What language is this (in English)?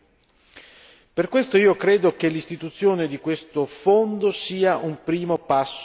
Italian